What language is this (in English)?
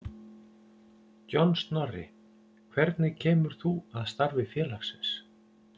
Icelandic